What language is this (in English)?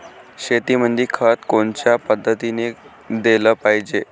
Marathi